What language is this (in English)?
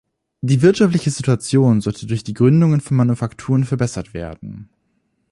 German